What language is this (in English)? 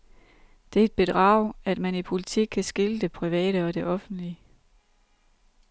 Danish